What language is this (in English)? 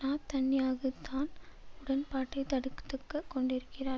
Tamil